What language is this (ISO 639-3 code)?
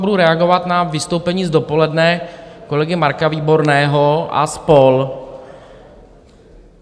ces